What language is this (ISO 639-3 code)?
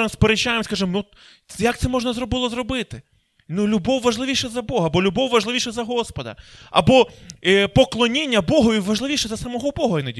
ukr